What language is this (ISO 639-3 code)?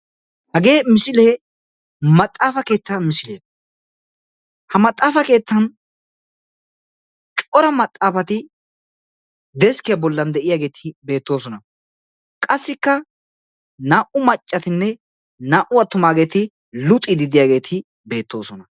wal